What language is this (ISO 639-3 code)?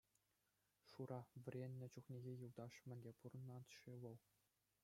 chv